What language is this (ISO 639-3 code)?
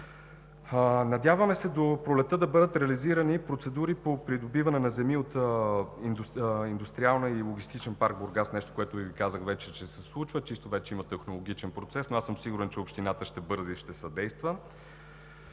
bul